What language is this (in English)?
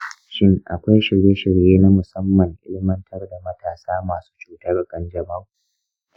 Hausa